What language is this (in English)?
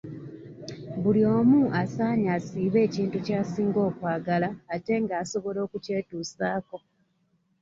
Ganda